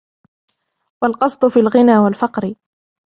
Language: Arabic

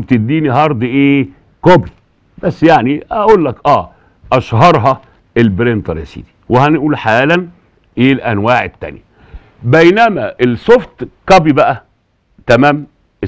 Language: Arabic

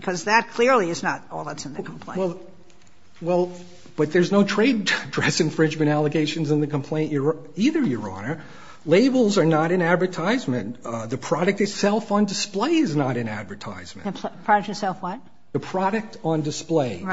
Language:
English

